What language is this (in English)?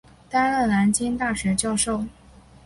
Chinese